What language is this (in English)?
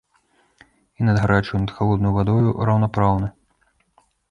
Belarusian